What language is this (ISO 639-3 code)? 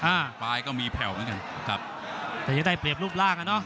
tha